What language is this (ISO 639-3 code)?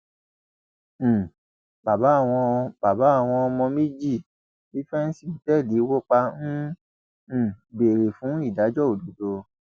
yor